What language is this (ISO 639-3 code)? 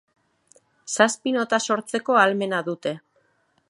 eus